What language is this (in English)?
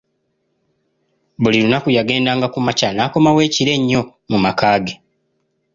Ganda